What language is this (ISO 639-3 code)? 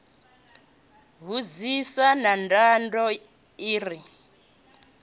ven